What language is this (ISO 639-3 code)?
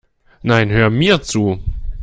deu